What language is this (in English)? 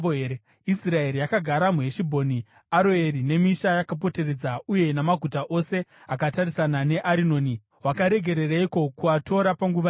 Shona